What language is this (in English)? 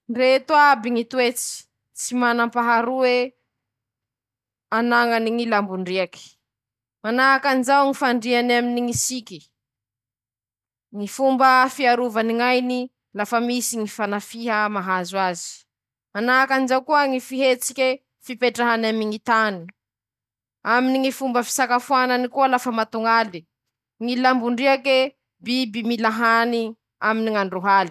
Masikoro Malagasy